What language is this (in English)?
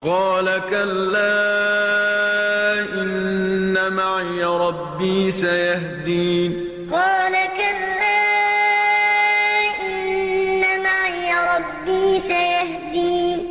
Arabic